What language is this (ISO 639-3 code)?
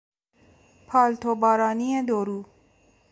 fas